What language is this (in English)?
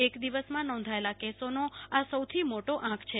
Gujarati